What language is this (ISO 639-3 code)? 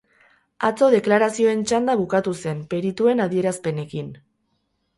eus